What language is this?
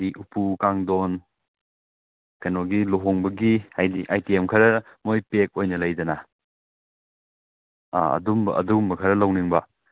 Manipuri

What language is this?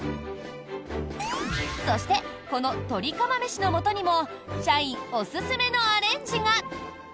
Japanese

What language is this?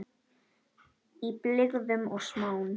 Icelandic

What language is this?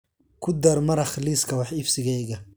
Somali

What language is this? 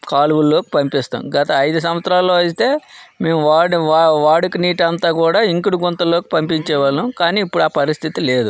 Telugu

